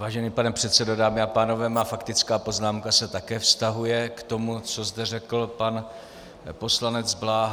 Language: Czech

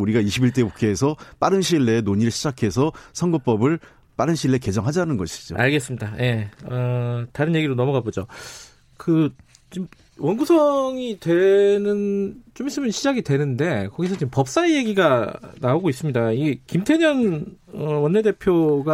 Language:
Korean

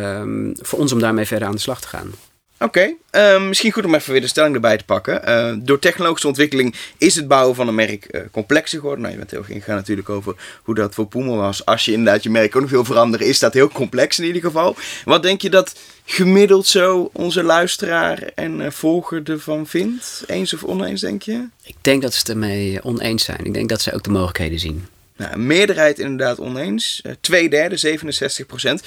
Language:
Dutch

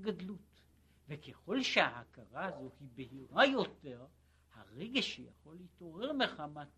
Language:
Hebrew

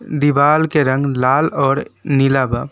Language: Bhojpuri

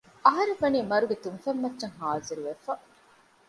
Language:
Divehi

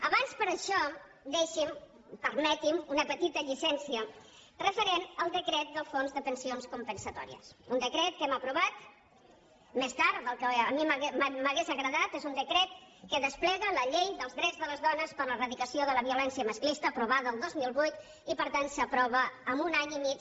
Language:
Catalan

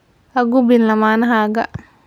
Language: Somali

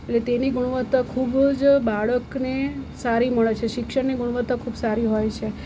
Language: Gujarati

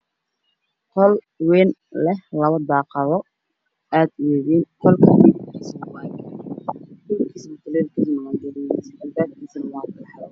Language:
Somali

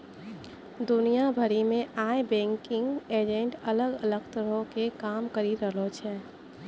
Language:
Maithili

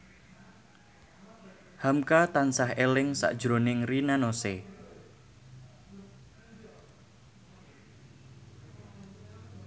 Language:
Javanese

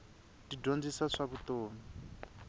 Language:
Tsonga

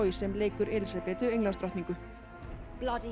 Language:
Icelandic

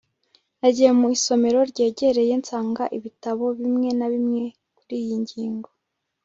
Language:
Kinyarwanda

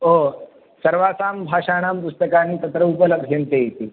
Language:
Sanskrit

